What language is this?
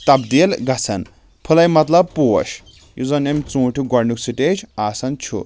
Kashmiri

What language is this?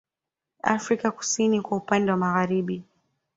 Swahili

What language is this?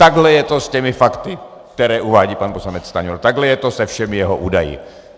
Czech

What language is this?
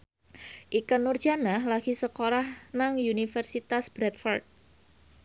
Javanese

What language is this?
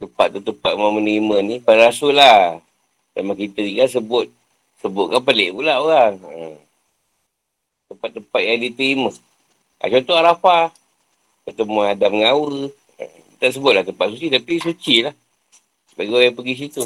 Malay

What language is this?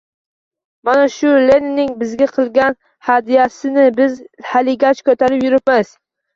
Uzbek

